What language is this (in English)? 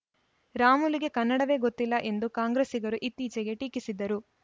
Kannada